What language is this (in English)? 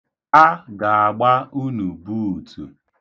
Igbo